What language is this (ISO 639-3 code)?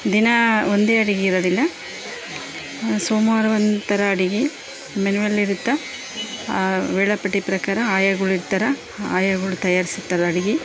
kan